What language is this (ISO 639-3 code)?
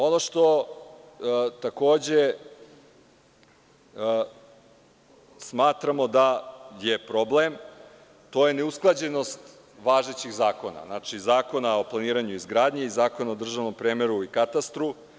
srp